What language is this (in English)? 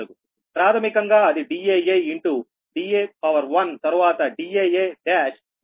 Telugu